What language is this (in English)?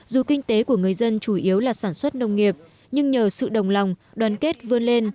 Vietnamese